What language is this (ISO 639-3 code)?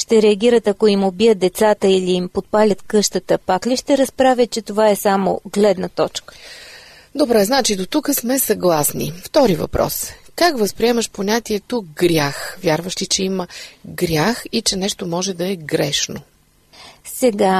bul